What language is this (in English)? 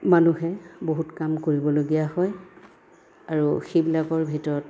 Assamese